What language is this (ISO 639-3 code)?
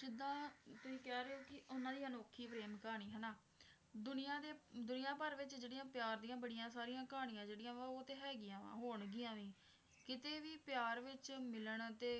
pan